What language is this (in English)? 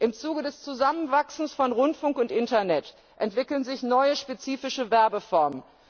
German